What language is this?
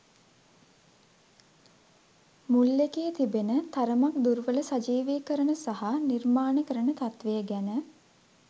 Sinhala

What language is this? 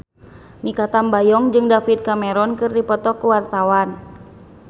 Sundanese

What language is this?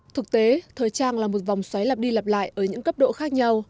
Vietnamese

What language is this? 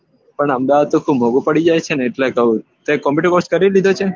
Gujarati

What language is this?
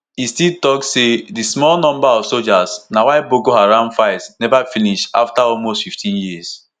Nigerian Pidgin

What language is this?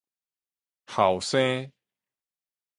Min Nan Chinese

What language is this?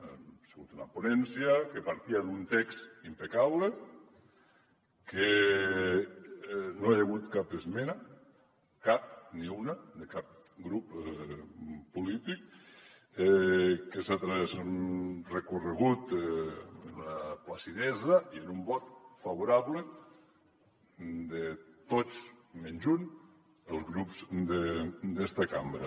Catalan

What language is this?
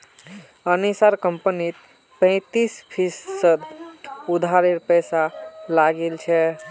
Magahi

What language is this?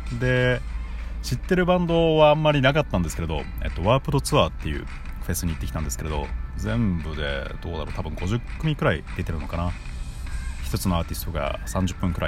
Japanese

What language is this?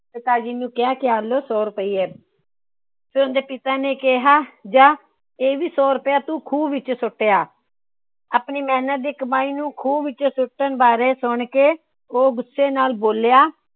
Punjabi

